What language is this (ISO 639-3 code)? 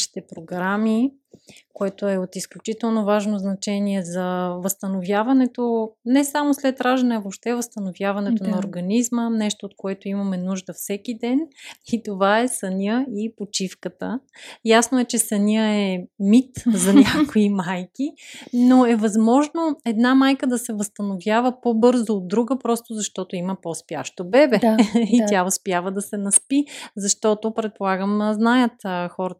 bul